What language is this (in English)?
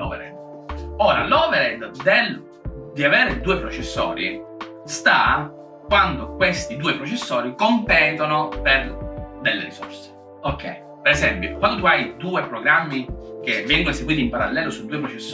Italian